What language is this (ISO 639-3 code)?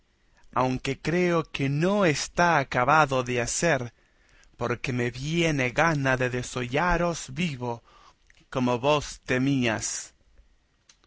spa